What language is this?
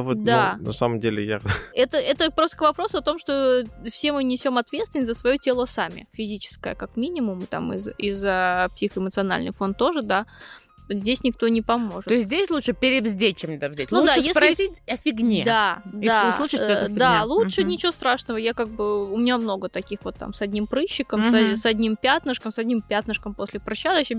Russian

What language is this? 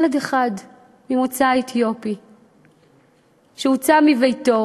Hebrew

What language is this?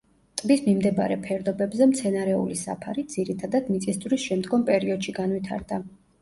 Georgian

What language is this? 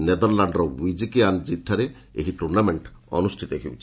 Odia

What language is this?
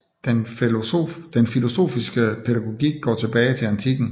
Danish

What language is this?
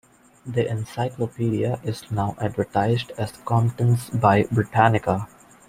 English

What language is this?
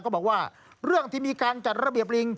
Thai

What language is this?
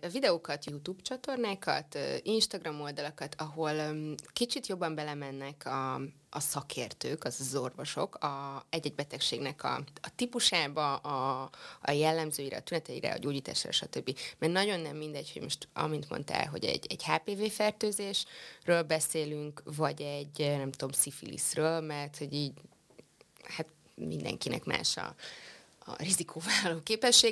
Hungarian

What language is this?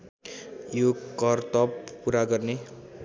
Nepali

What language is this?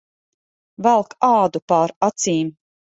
Latvian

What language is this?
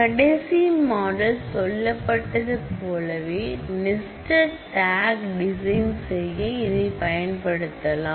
Tamil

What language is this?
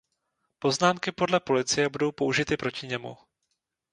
Czech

